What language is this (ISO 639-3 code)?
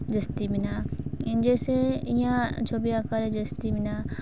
sat